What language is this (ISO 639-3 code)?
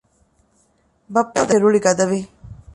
div